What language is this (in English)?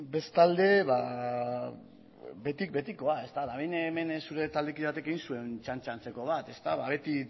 Basque